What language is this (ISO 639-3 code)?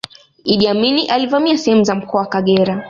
swa